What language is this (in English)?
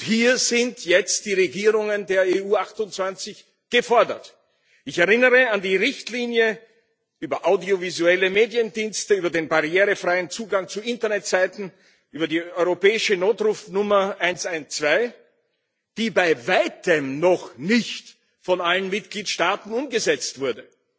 German